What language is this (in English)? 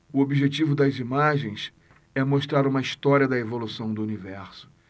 Portuguese